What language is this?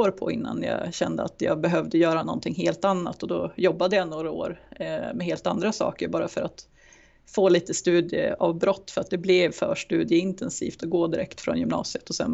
Swedish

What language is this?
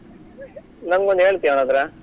Kannada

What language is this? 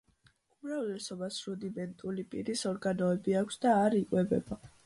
Georgian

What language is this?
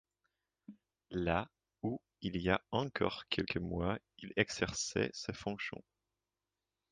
French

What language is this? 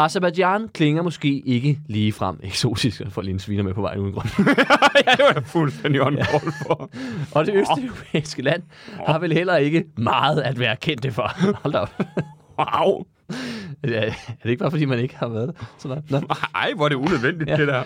Danish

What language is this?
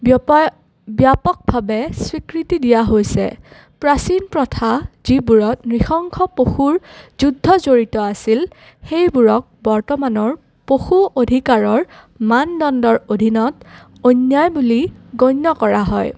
Assamese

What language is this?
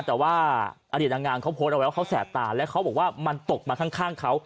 Thai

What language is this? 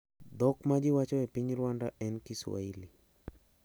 Luo (Kenya and Tanzania)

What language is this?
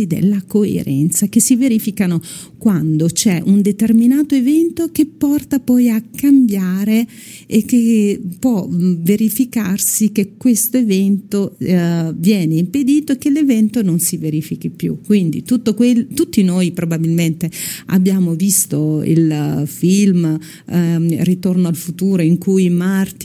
Italian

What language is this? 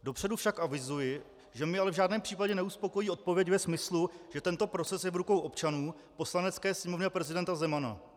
Czech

